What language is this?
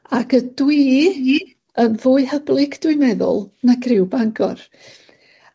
Welsh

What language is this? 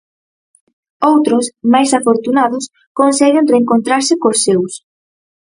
Galician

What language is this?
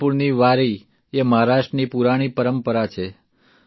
Gujarati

